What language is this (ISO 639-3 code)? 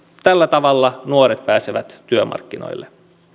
fin